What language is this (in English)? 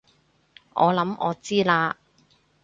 Cantonese